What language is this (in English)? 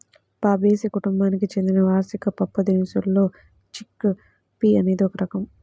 Telugu